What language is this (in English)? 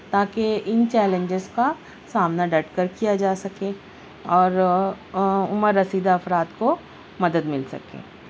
Urdu